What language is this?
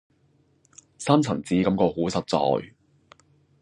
Cantonese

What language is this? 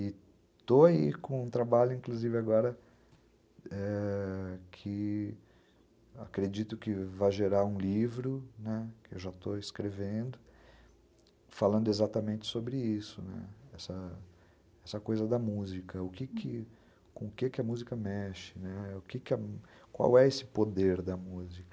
Portuguese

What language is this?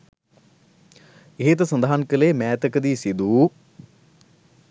Sinhala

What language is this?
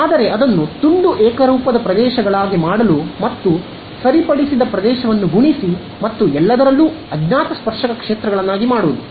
Kannada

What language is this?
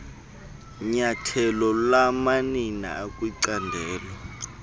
Xhosa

